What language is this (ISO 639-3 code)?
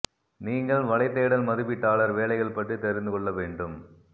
tam